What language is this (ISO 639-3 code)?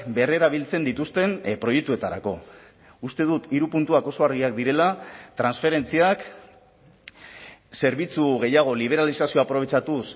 eus